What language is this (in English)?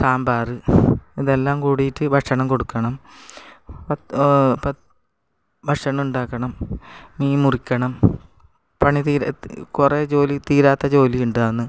Malayalam